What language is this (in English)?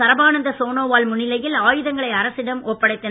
Tamil